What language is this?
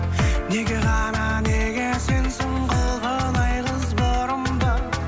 Kazakh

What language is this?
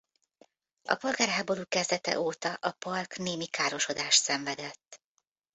Hungarian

